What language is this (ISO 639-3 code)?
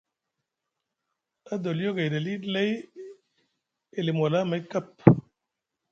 mug